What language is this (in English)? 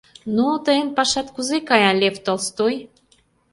Mari